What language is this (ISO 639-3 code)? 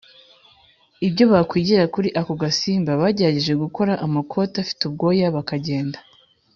kin